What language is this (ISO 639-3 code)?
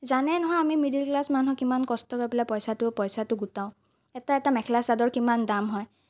asm